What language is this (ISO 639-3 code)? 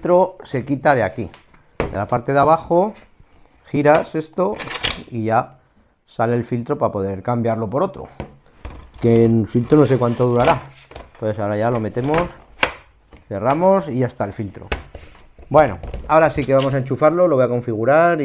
spa